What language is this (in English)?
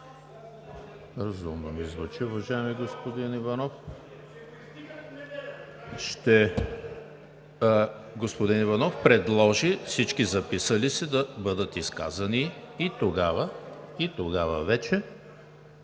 Bulgarian